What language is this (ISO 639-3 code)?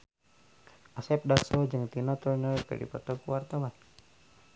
sun